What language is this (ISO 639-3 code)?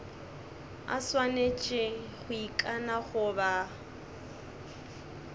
nso